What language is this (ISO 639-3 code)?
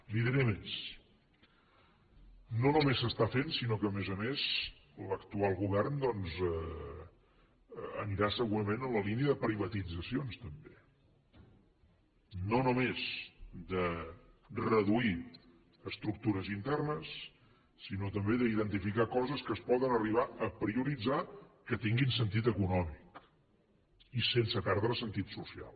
cat